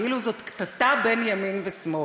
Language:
Hebrew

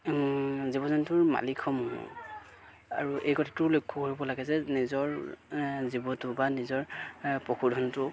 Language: Assamese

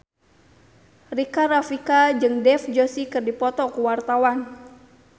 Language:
Sundanese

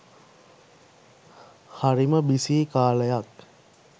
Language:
Sinhala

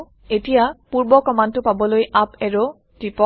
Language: Assamese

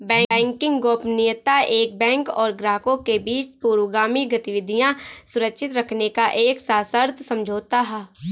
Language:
Hindi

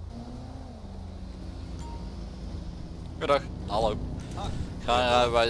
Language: Dutch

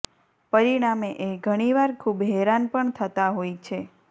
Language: Gujarati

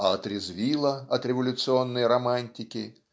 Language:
Russian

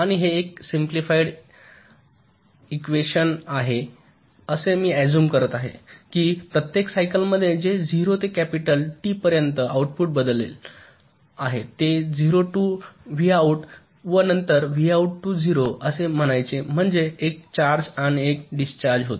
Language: Marathi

